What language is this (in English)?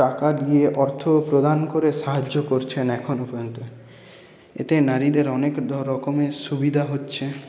Bangla